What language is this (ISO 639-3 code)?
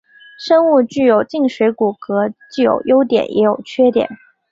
zho